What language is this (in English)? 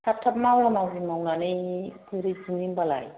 Bodo